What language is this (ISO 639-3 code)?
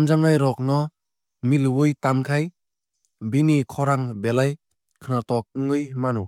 trp